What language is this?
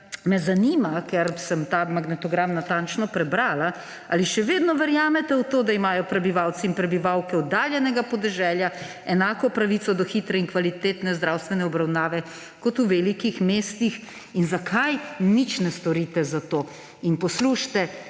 Slovenian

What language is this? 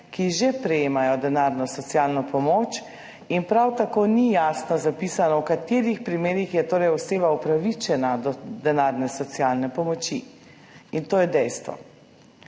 Slovenian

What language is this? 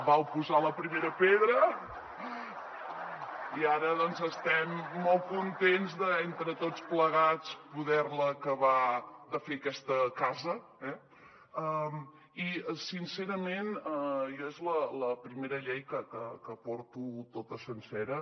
Catalan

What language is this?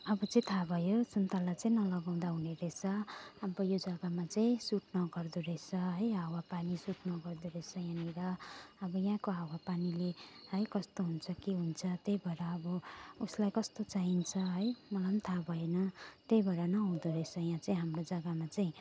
Nepali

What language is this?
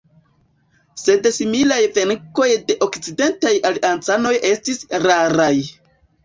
Esperanto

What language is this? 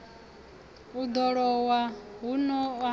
Venda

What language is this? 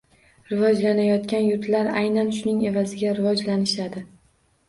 Uzbek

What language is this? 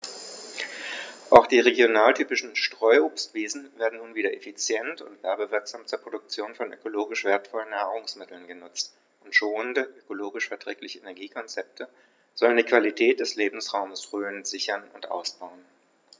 German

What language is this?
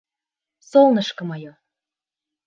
Bashkir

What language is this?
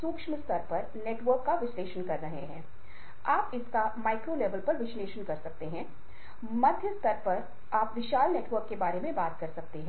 Hindi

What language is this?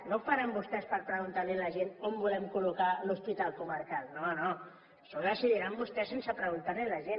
Catalan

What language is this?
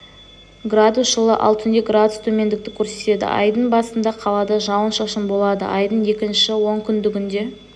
Kazakh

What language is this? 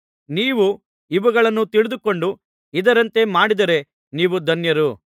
Kannada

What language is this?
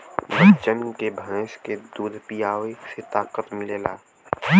Bhojpuri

